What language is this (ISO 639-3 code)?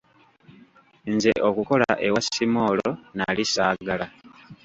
lug